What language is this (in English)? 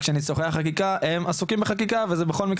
Hebrew